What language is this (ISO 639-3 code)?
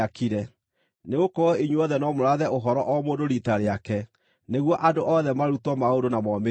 kik